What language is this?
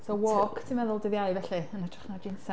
Welsh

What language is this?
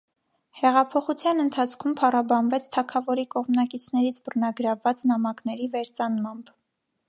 Armenian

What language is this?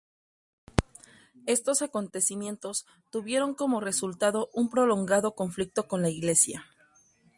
Spanish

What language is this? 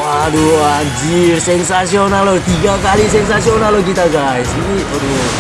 Indonesian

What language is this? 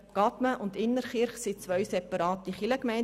Swiss German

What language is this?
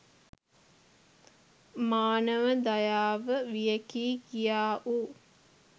Sinhala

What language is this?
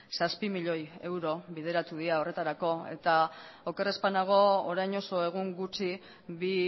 Basque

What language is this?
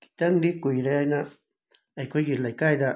Manipuri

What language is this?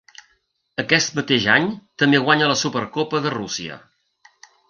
Catalan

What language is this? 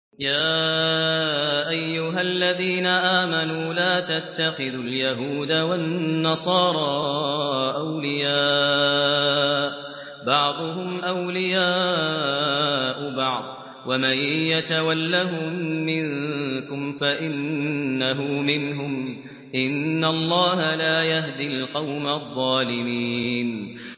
Arabic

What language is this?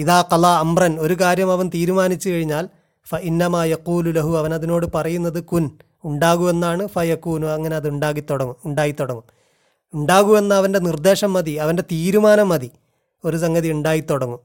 Malayalam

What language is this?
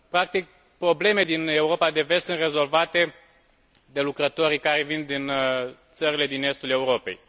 Romanian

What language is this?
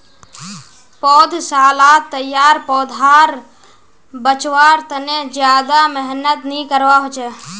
Magahi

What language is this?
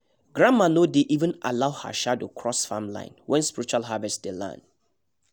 Nigerian Pidgin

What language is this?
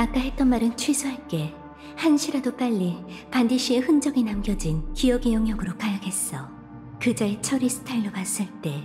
Korean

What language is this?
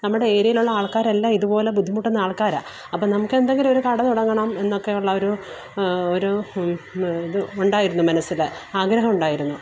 Malayalam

